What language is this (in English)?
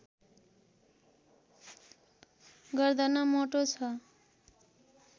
Nepali